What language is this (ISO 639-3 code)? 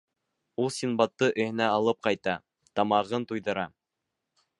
bak